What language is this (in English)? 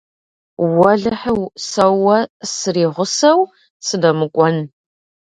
Kabardian